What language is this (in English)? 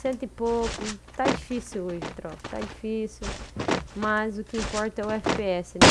Portuguese